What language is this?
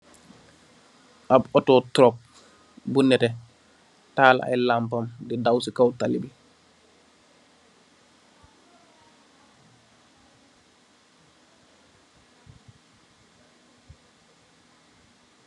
Wolof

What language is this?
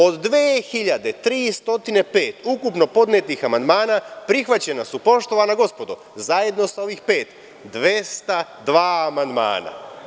Serbian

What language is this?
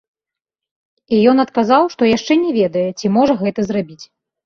Belarusian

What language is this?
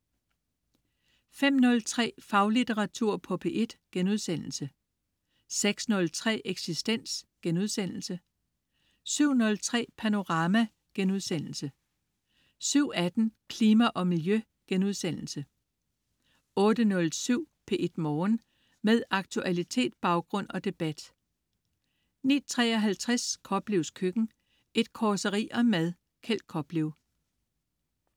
Danish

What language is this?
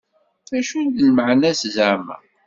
Kabyle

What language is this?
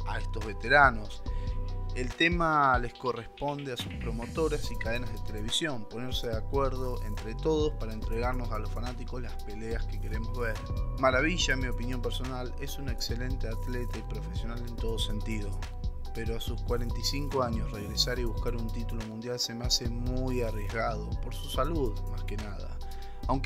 Spanish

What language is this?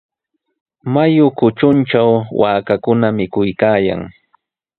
Sihuas Ancash Quechua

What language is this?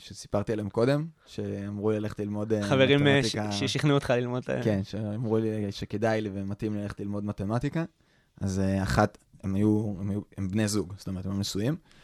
Hebrew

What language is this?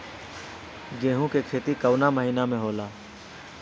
Bhojpuri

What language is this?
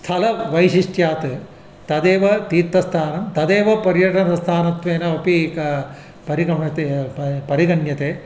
Sanskrit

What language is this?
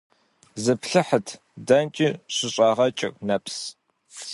Kabardian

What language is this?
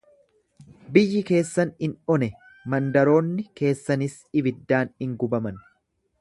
Oromo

